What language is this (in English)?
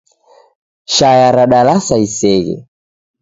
Taita